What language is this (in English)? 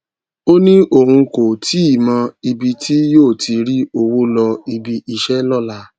Yoruba